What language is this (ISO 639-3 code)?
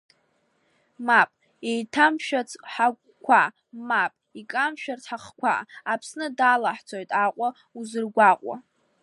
abk